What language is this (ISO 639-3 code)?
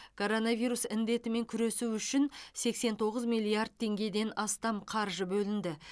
kaz